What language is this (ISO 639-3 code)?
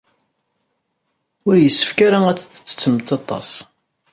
kab